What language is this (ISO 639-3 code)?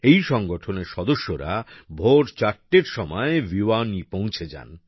ben